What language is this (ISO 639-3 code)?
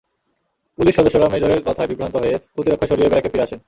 ben